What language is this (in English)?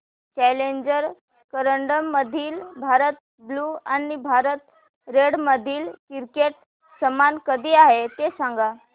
Marathi